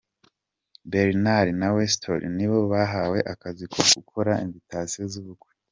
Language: Kinyarwanda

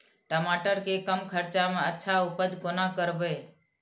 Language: Maithili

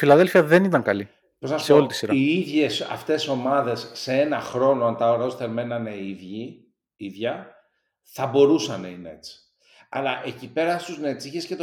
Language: Greek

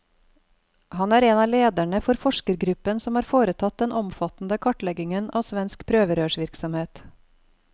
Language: Norwegian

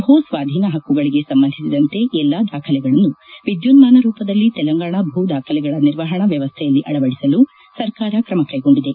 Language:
Kannada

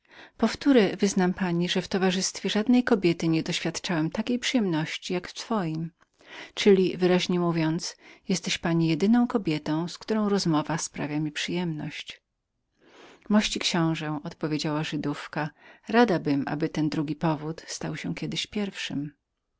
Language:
Polish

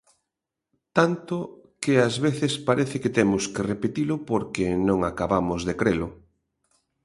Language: Galician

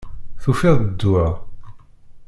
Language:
Kabyle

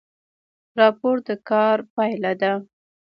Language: Pashto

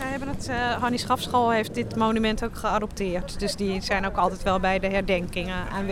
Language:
Dutch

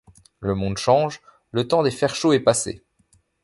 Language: French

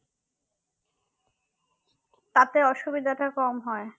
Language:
Bangla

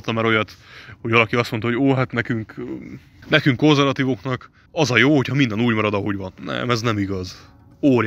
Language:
Hungarian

